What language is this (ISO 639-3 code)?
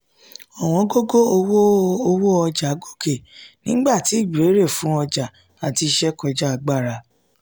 yor